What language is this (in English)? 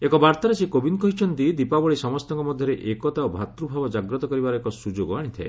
Odia